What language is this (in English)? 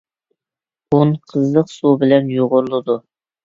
Uyghur